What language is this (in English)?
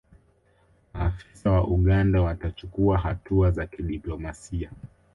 Swahili